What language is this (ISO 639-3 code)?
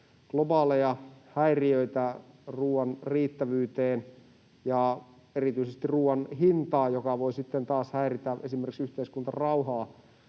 fin